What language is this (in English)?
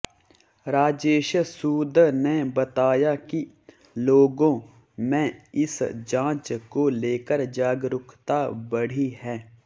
Hindi